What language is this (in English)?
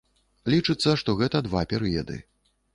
Belarusian